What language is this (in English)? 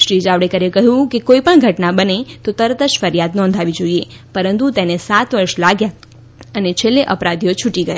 Gujarati